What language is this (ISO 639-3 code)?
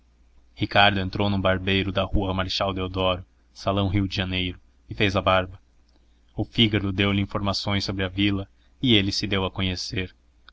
por